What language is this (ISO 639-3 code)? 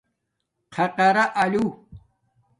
dmk